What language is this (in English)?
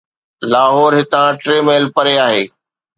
Sindhi